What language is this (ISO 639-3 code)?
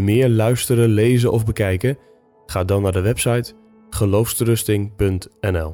nld